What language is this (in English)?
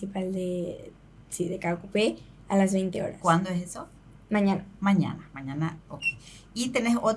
Spanish